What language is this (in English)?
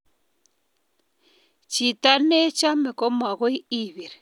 Kalenjin